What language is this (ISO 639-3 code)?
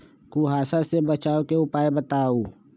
mag